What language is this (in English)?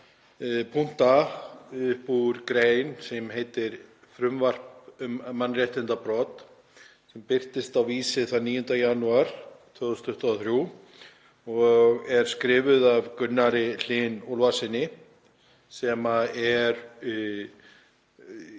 Icelandic